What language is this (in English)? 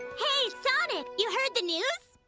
English